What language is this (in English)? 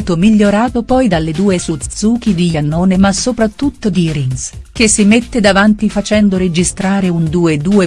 Italian